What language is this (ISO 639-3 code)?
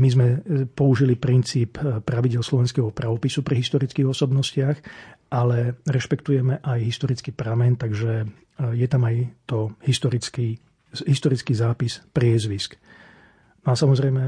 slk